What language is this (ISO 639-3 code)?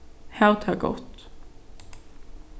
fao